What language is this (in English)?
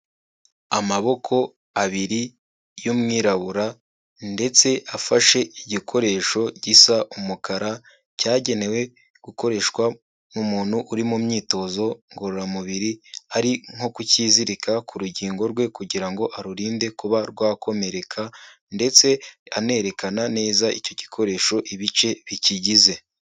Kinyarwanda